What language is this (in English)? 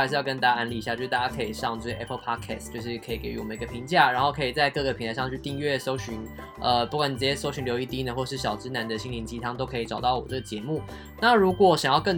Chinese